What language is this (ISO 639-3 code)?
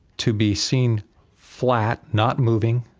eng